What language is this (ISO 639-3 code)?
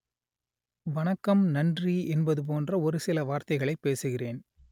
tam